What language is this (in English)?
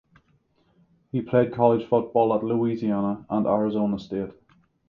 English